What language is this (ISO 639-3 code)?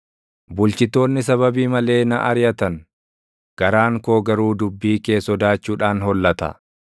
orm